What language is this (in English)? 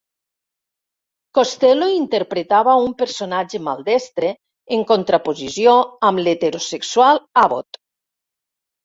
Catalan